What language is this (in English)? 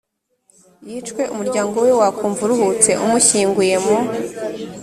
Kinyarwanda